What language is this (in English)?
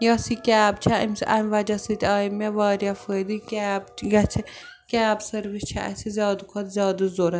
Kashmiri